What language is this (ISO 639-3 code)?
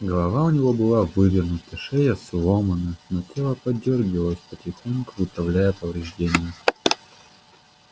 rus